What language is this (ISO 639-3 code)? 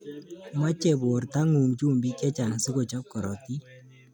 kln